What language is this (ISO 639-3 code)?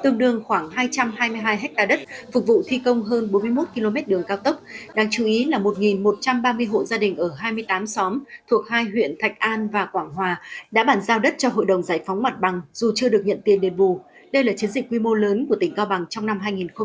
vie